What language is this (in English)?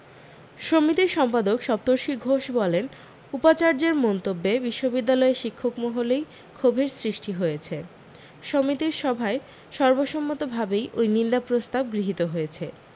Bangla